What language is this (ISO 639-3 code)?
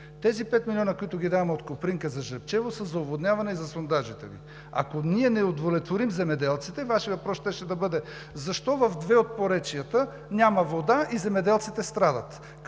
bul